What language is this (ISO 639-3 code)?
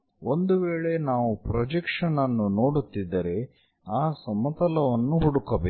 kan